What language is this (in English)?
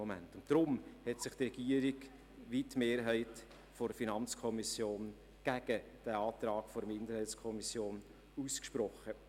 Swiss German